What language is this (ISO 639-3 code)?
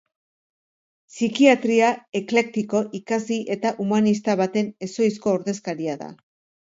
eus